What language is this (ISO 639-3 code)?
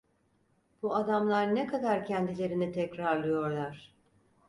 tur